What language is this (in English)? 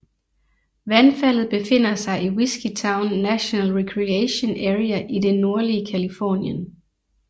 Danish